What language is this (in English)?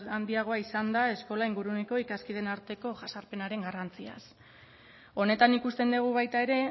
Basque